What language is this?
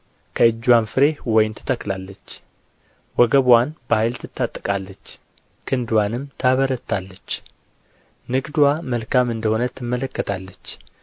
Amharic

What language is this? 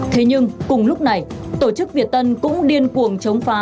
Vietnamese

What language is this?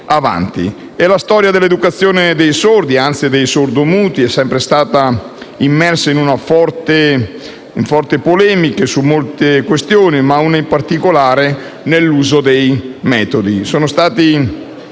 Italian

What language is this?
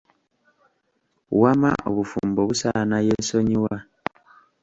Ganda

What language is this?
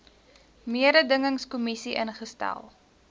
Afrikaans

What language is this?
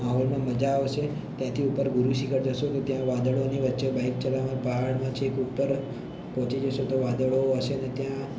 Gujarati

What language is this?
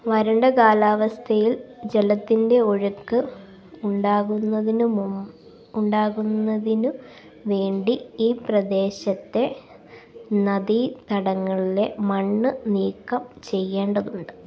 Malayalam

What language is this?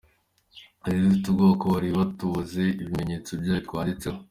Kinyarwanda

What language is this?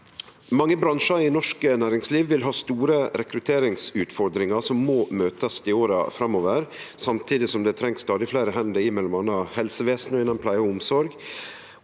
Norwegian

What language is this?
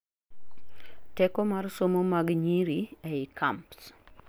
Luo (Kenya and Tanzania)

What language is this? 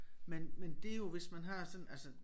Danish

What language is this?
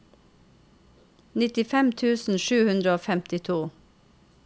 Norwegian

